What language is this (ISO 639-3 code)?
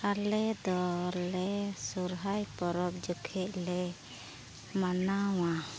sat